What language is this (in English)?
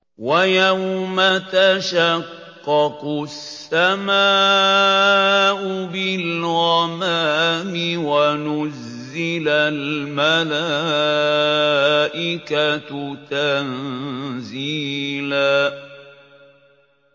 Arabic